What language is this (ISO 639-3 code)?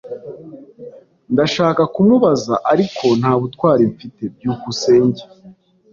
kin